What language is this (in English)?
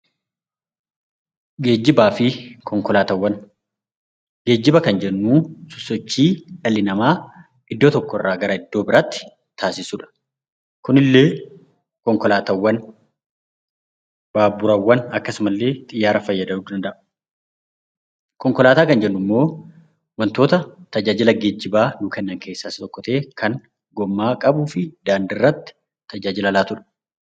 Oromo